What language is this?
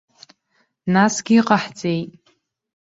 Abkhazian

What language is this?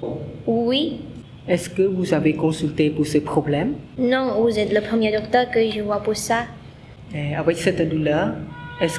French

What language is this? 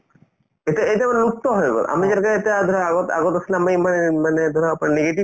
Assamese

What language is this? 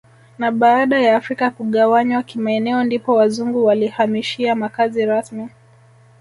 Swahili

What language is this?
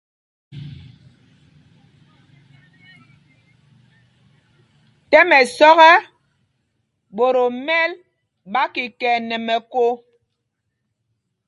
Mpumpong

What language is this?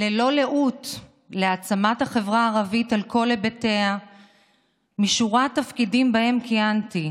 Hebrew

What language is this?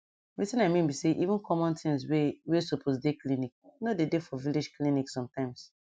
Nigerian Pidgin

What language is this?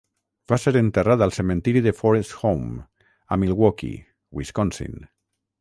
Catalan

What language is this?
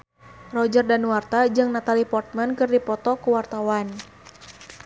Sundanese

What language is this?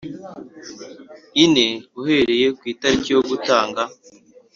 Kinyarwanda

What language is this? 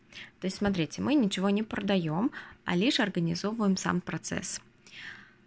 Russian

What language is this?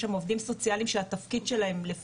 Hebrew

